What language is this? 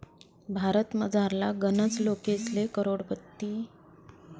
Marathi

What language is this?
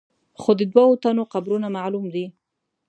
Pashto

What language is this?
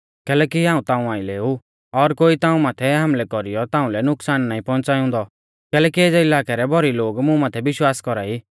Mahasu Pahari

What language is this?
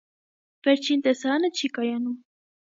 Armenian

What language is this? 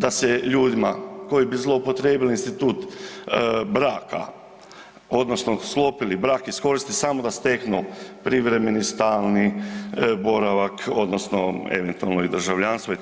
Croatian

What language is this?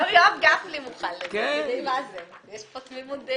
Hebrew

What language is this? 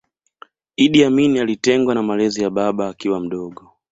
Swahili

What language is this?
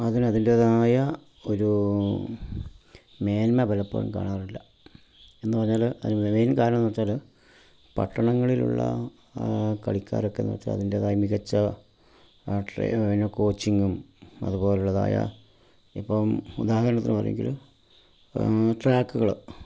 Malayalam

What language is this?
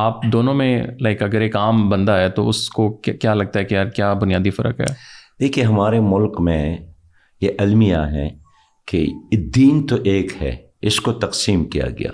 Urdu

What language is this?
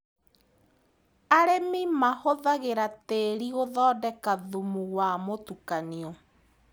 Kikuyu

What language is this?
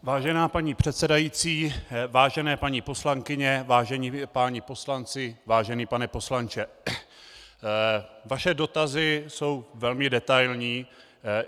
Czech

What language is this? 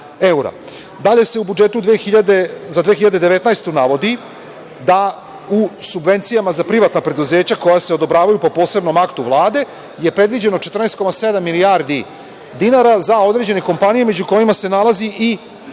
Serbian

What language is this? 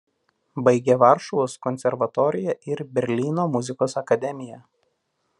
Lithuanian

